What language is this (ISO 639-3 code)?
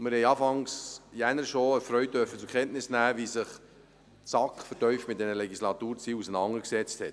gsw